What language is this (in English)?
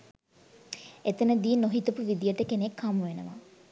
Sinhala